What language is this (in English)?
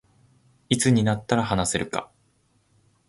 Japanese